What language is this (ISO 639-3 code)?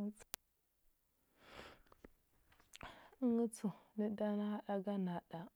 hbb